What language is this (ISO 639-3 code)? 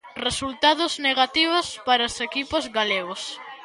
glg